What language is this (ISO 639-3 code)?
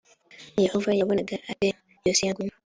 kin